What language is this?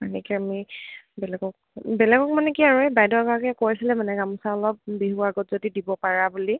Assamese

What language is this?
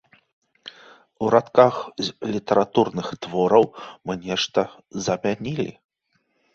Belarusian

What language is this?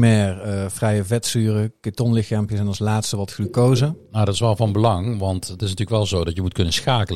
Dutch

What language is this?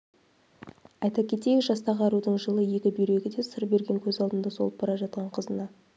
Kazakh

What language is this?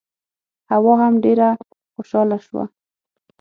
Pashto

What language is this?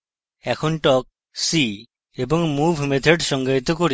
Bangla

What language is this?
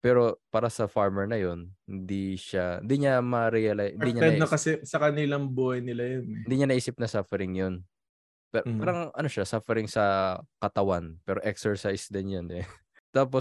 Filipino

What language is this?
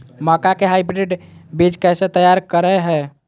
Magahi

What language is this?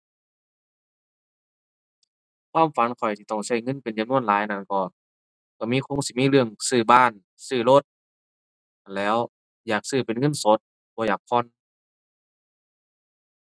Thai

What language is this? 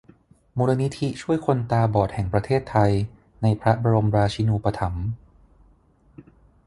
Thai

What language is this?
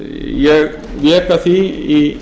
Icelandic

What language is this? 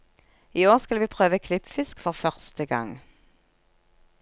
Norwegian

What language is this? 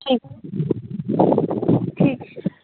Maithili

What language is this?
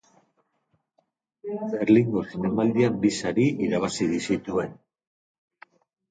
Basque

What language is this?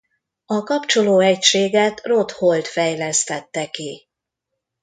Hungarian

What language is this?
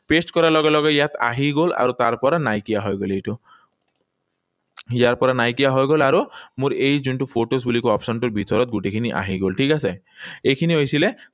Assamese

